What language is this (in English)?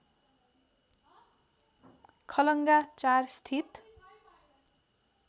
Nepali